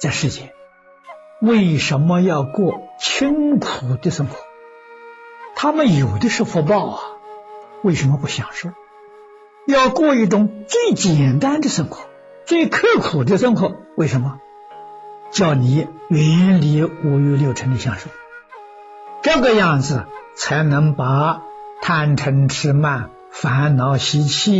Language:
Chinese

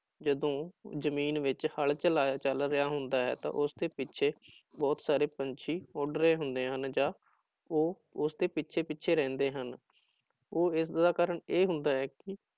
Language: Punjabi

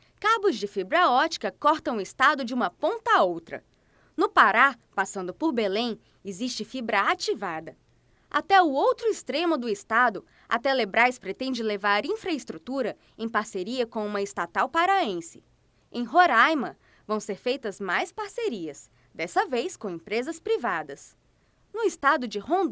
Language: Portuguese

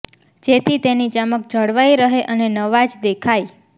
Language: Gujarati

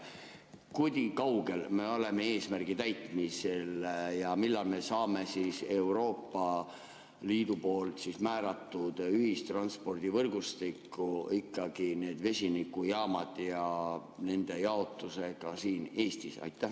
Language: Estonian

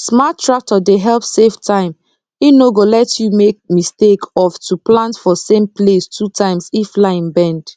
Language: Nigerian Pidgin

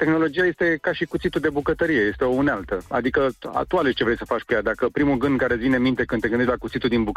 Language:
Romanian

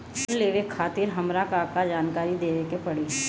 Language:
Bhojpuri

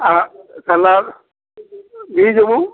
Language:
Telugu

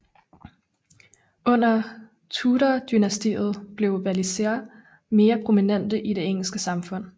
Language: Danish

